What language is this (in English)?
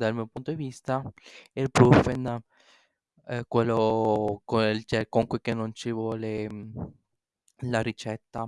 Italian